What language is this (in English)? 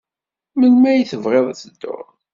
Kabyle